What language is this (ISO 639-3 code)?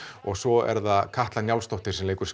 isl